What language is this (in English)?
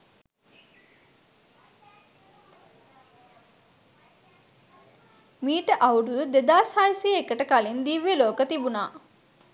Sinhala